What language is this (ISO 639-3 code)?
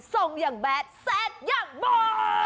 tha